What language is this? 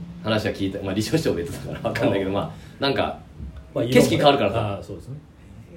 Japanese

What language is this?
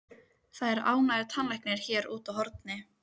Icelandic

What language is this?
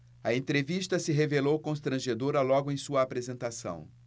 Portuguese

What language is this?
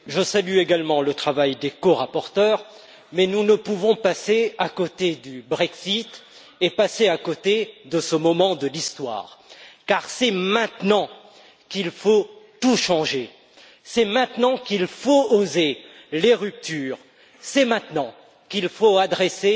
French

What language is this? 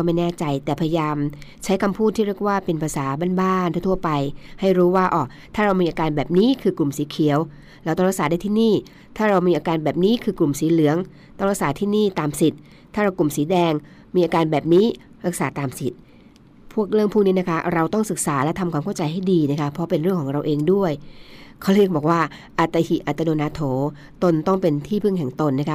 Thai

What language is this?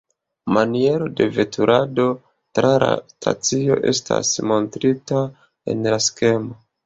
Esperanto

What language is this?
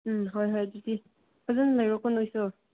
Manipuri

